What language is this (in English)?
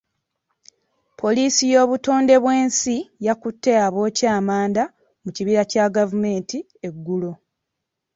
Ganda